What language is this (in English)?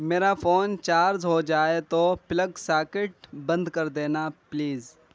Urdu